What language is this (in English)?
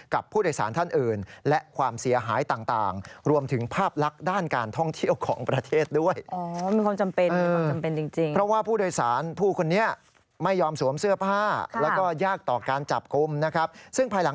Thai